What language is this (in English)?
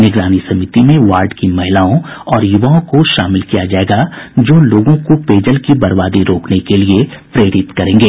Hindi